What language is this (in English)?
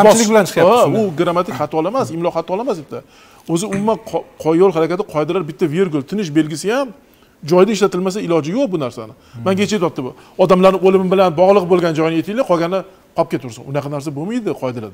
Turkish